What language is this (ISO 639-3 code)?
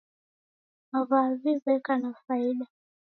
dav